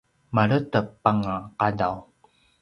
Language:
Paiwan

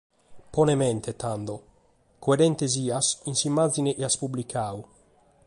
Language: Sardinian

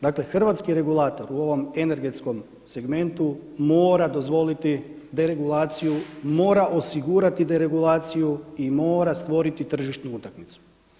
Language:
Croatian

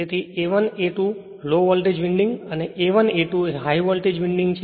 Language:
Gujarati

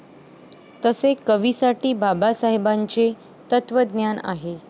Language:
Marathi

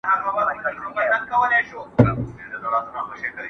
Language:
Pashto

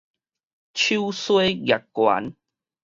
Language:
Min Nan Chinese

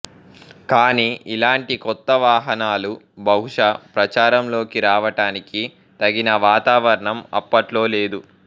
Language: Telugu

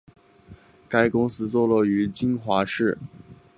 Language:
Chinese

